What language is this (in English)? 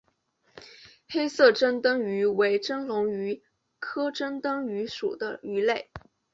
Chinese